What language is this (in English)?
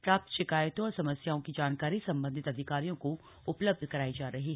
Hindi